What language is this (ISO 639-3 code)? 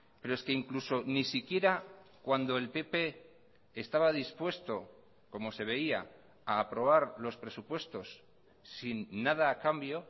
spa